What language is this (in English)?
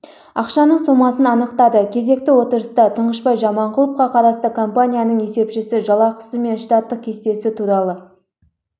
Kazakh